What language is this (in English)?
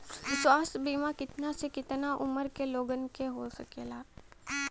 Bhojpuri